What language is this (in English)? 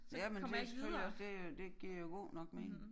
Danish